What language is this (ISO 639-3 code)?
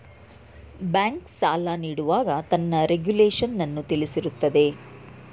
kan